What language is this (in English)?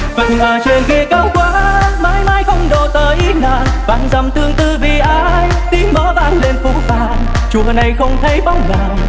Vietnamese